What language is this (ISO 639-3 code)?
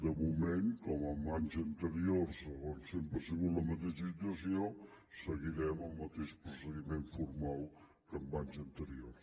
cat